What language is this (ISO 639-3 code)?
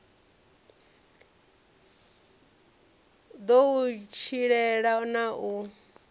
ven